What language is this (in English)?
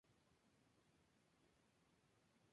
Spanish